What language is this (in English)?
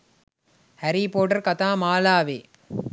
Sinhala